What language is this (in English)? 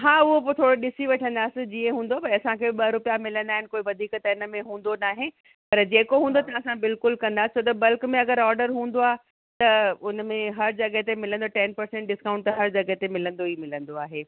Sindhi